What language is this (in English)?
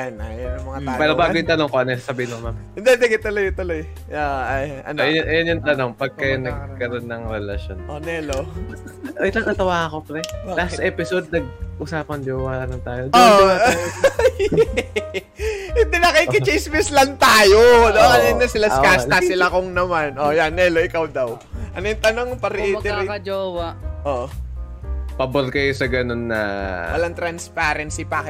Filipino